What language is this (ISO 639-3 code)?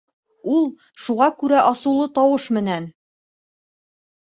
bak